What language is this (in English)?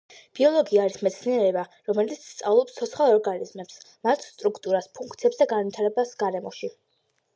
Georgian